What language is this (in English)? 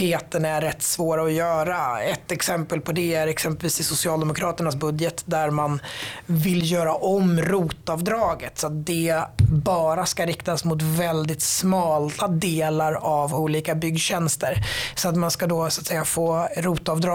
Swedish